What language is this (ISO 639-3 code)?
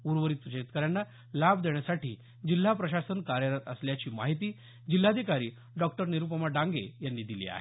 mar